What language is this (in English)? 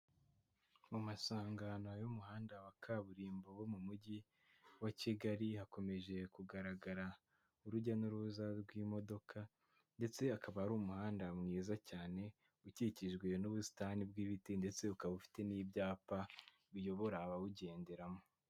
Kinyarwanda